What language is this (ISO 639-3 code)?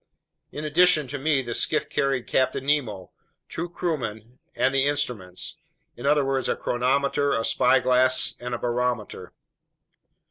eng